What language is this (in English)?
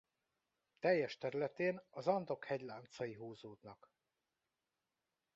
Hungarian